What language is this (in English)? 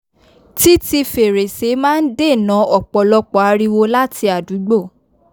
Yoruba